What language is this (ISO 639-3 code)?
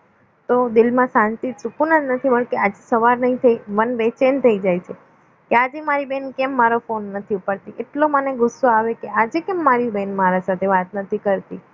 guj